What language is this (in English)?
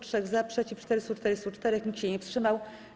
Polish